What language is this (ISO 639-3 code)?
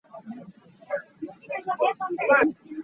cnh